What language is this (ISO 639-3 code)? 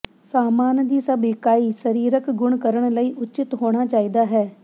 pan